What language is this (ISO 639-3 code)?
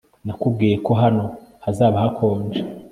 kin